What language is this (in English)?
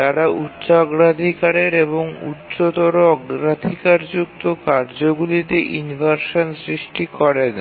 Bangla